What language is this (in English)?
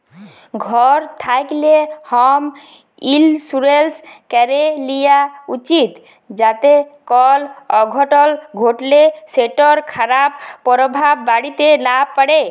Bangla